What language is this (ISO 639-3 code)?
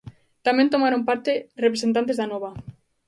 glg